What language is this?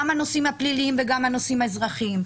Hebrew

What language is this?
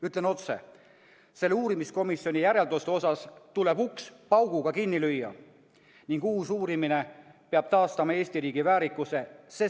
Estonian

